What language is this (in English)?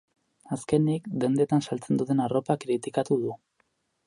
Basque